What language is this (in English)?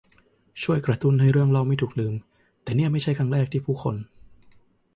Thai